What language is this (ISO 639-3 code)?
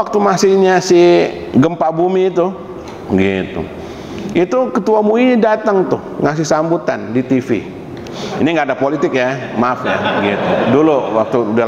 ind